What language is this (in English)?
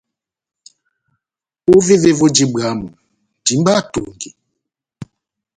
Batanga